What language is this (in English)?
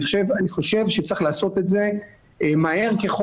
Hebrew